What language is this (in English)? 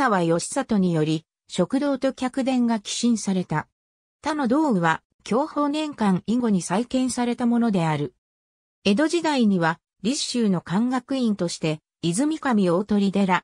Japanese